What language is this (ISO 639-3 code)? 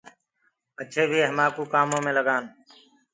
ggg